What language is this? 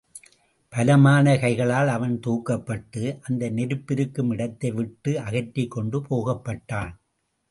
Tamil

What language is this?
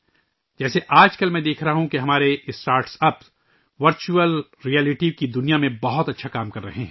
Urdu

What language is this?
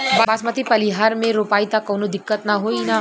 Bhojpuri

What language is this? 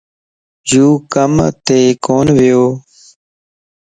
Lasi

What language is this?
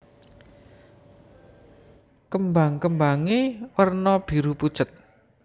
Javanese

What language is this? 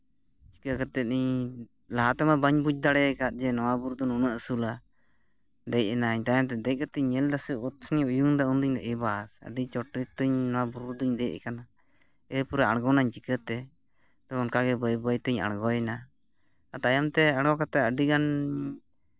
Santali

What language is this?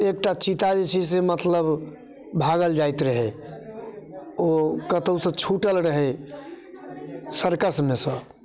Maithili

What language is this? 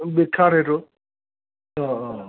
Assamese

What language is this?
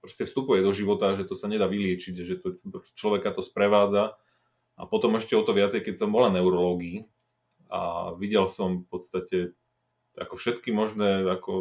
Slovak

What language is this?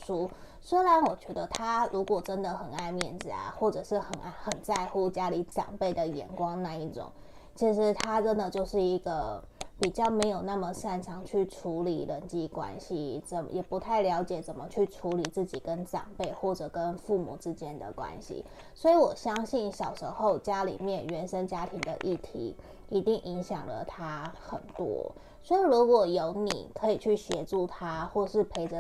Chinese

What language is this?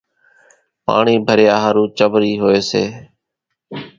Kachi Koli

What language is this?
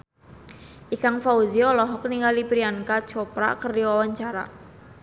Sundanese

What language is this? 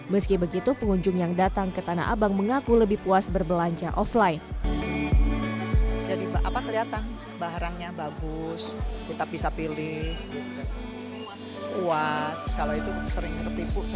Indonesian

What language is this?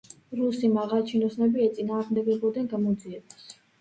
Georgian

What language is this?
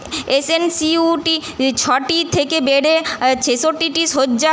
Bangla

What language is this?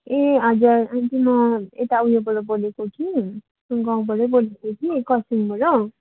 Nepali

